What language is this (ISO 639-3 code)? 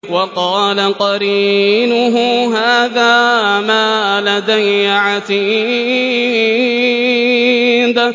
ara